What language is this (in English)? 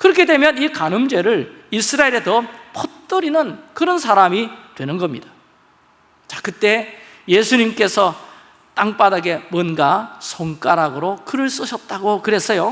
Korean